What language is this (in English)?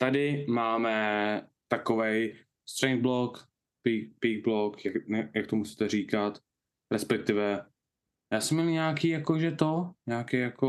Czech